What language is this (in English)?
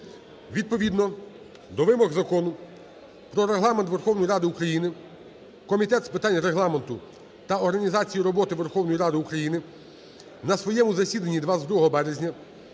Ukrainian